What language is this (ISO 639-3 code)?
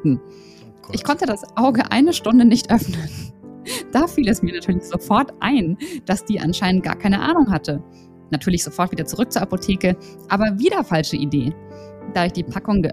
deu